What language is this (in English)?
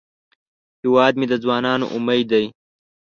Pashto